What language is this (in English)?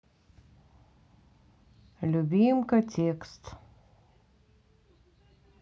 Russian